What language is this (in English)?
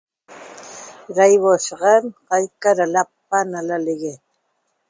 Toba